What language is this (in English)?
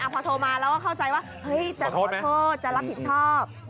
Thai